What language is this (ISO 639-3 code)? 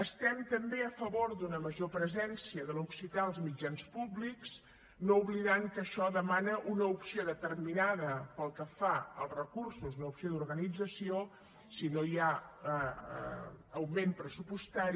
cat